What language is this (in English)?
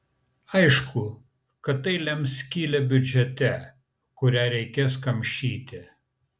Lithuanian